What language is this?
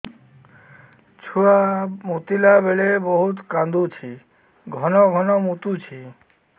Odia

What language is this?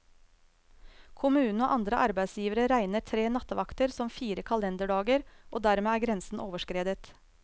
Norwegian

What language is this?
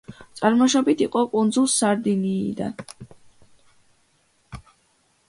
Georgian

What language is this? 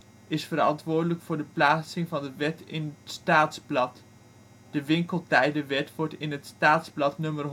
Dutch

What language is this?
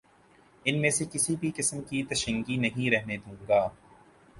Urdu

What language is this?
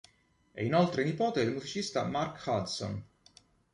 Italian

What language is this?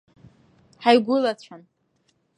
Abkhazian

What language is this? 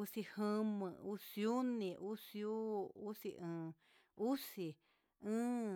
Huitepec Mixtec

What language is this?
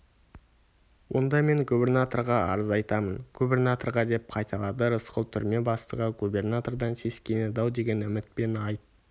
Kazakh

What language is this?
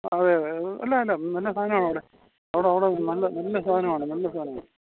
Malayalam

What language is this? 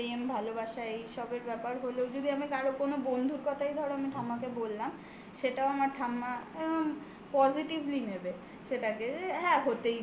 Bangla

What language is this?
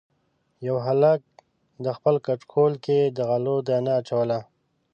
Pashto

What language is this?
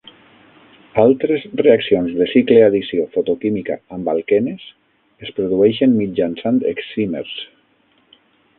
Catalan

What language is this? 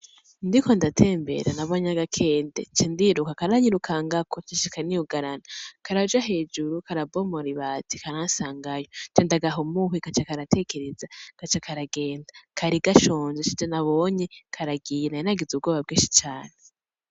Rundi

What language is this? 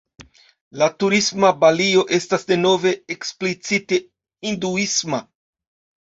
Esperanto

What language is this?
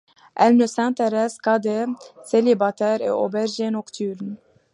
French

